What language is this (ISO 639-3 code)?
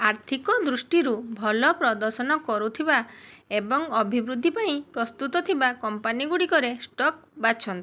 ori